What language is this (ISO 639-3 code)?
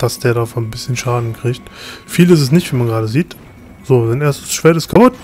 deu